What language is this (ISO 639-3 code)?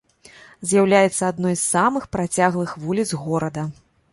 bel